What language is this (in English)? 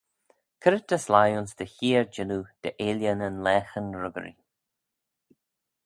Manx